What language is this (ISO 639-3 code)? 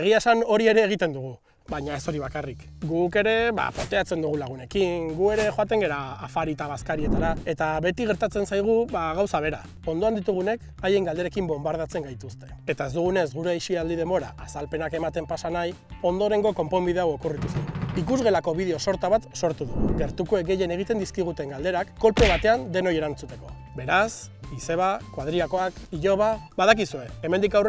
eus